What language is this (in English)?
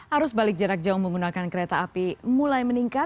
Indonesian